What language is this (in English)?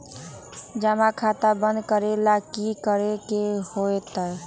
Magahi